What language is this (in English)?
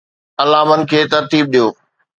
Sindhi